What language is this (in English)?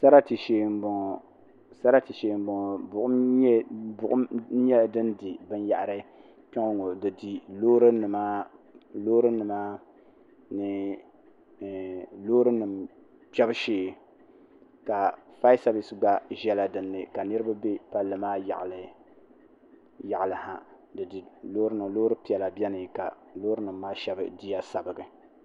Dagbani